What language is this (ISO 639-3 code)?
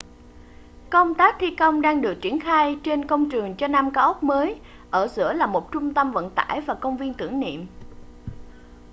vie